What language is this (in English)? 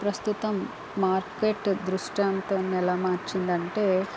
Telugu